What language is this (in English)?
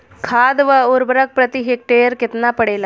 Bhojpuri